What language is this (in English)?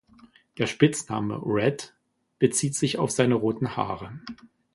German